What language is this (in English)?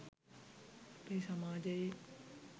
Sinhala